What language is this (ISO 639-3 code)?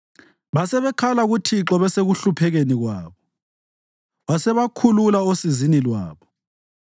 nde